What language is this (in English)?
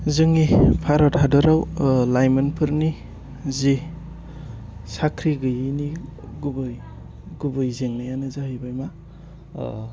Bodo